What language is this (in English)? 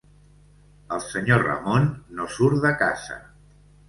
Catalan